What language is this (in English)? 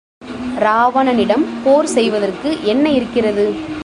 Tamil